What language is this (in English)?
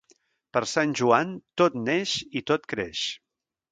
Catalan